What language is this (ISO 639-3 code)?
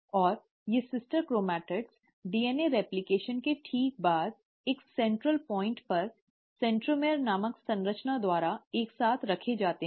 hin